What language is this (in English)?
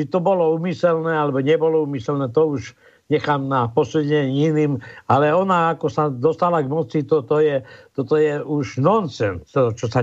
Slovak